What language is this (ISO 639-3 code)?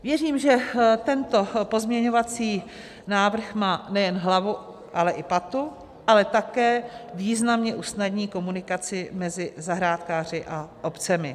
ces